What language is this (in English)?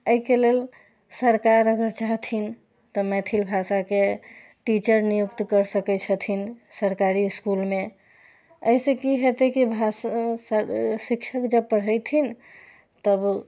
Maithili